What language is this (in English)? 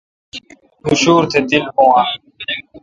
Kalkoti